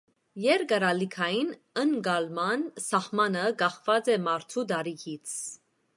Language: Armenian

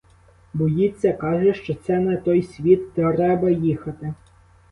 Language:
Ukrainian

